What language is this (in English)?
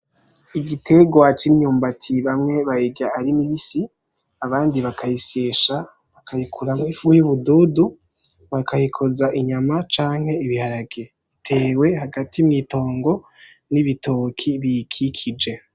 Rundi